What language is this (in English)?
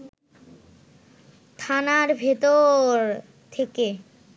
Bangla